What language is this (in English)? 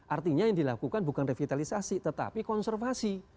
Indonesian